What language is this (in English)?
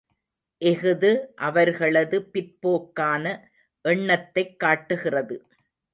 Tamil